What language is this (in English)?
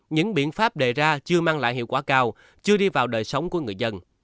Vietnamese